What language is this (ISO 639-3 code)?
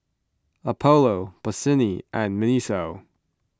eng